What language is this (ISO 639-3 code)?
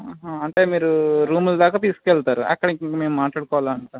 tel